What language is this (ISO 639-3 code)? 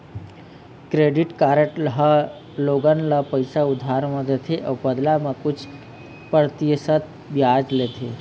hne